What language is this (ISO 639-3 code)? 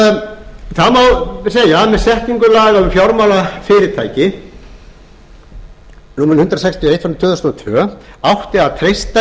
isl